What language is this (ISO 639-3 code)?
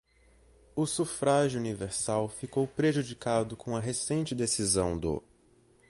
por